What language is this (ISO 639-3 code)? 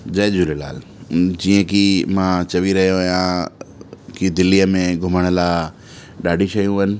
snd